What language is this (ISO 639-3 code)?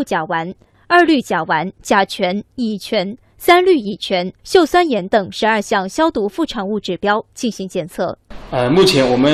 zho